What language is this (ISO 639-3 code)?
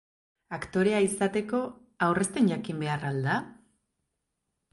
eus